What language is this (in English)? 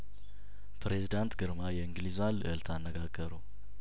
Amharic